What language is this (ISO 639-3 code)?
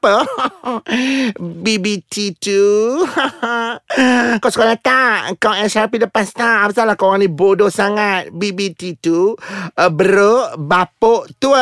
msa